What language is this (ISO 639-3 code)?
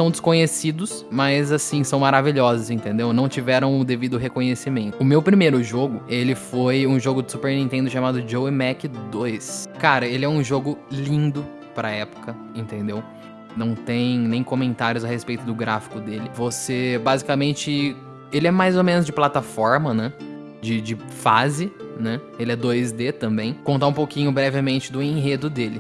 por